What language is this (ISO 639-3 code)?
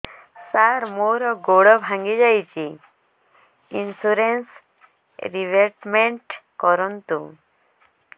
ori